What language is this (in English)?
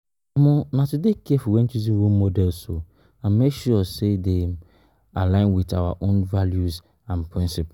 Nigerian Pidgin